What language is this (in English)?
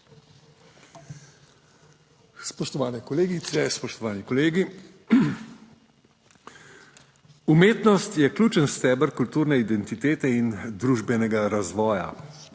Slovenian